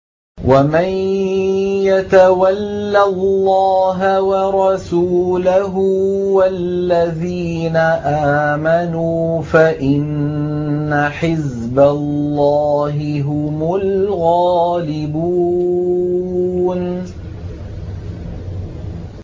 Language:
Arabic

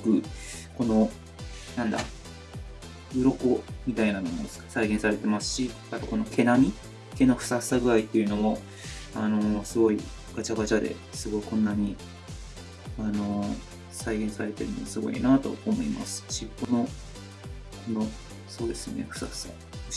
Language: Japanese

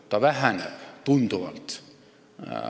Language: Estonian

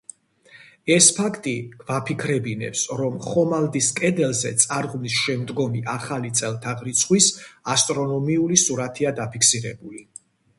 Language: Georgian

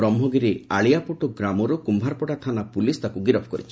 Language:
Odia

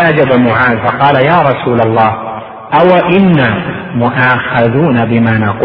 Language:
Arabic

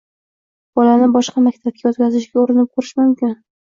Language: Uzbek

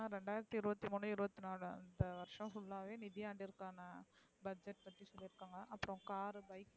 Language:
Tamil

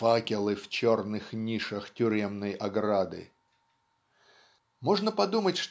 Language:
Russian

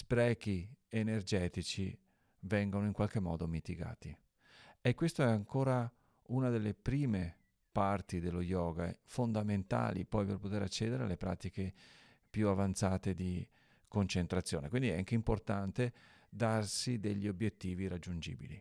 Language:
Italian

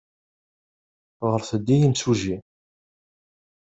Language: Kabyle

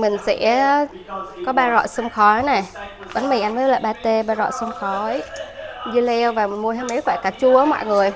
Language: Vietnamese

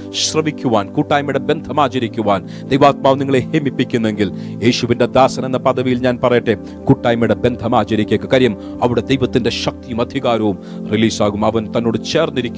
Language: Malayalam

